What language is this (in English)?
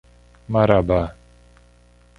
Portuguese